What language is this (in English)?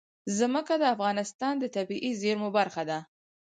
Pashto